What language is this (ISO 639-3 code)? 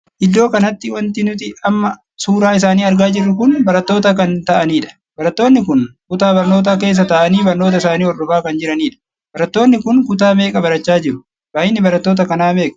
orm